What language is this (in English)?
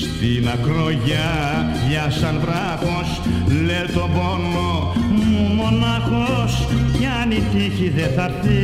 Greek